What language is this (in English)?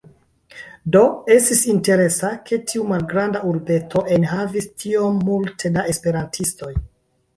Esperanto